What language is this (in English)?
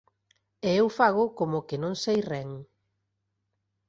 Galician